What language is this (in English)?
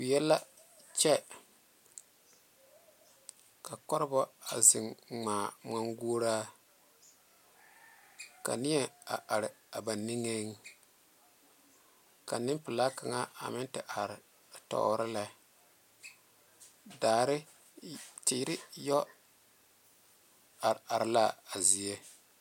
Southern Dagaare